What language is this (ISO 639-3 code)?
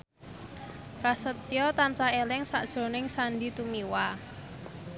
jav